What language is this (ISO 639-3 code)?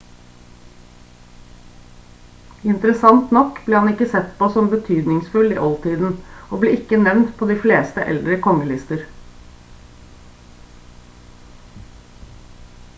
nob